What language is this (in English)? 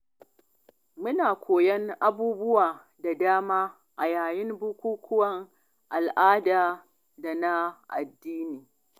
Hausa